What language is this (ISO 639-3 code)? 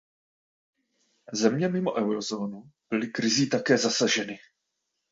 ces